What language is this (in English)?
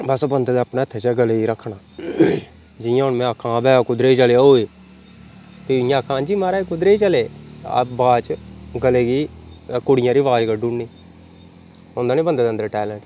Dogri